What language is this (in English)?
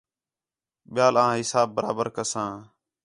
Khetrani